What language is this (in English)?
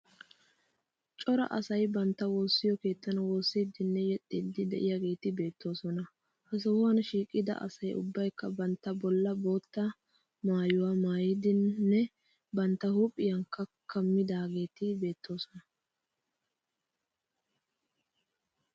Wolaytta